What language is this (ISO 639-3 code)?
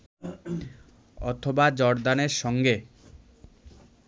ben